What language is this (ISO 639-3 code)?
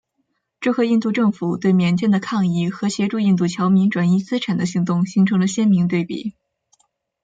zho